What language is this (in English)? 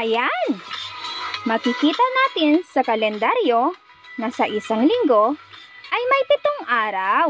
Filipino